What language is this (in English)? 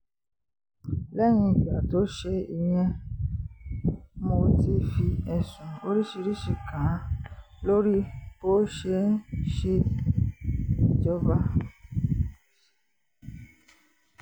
Yoruba